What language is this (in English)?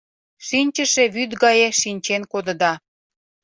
Mari